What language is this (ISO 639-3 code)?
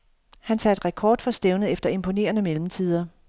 dan